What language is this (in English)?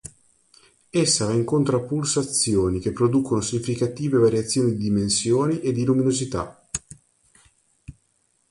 Italian